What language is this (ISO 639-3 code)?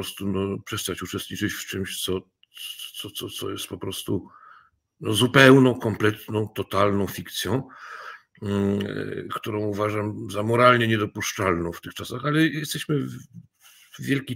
pol